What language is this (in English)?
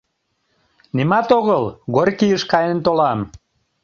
Mari